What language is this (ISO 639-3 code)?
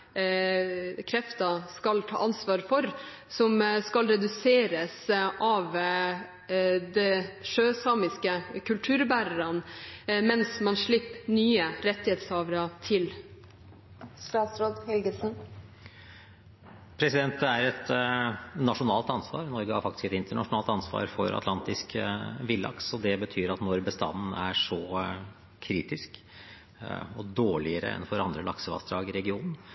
nob